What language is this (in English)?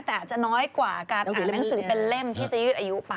Thai